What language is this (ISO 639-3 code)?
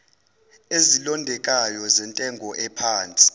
zul